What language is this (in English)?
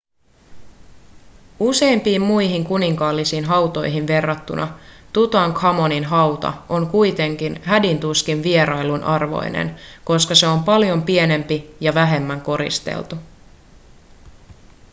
Finnish